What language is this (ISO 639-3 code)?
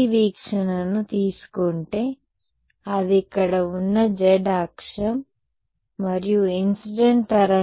tel